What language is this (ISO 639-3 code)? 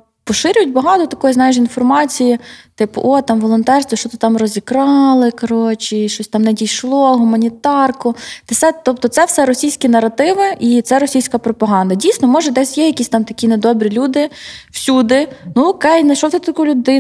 ukr